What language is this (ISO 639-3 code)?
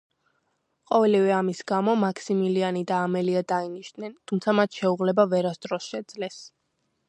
kat